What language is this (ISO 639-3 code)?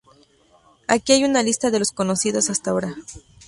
spa